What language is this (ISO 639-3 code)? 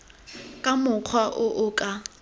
tsn